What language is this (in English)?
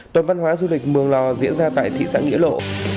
Vietnamese